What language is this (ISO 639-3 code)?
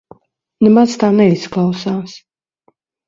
lav